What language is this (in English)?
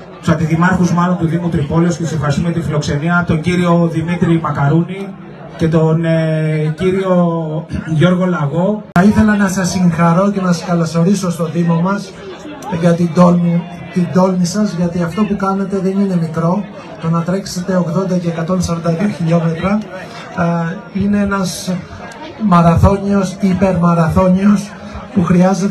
Greek